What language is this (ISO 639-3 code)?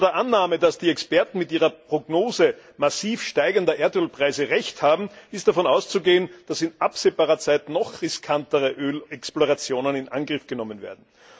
deu